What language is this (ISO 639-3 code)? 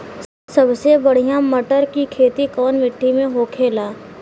bho